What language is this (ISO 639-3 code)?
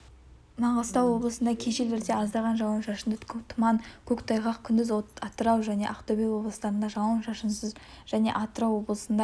kaz